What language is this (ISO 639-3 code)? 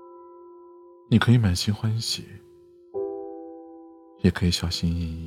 zho